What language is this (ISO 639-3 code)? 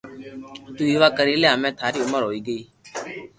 lrk